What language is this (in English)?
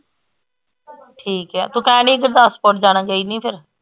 Punjabi